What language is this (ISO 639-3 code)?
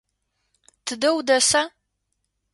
ady